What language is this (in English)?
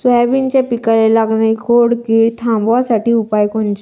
Marathi